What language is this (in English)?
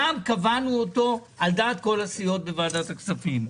Hebrew